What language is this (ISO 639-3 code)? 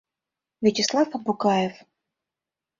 chm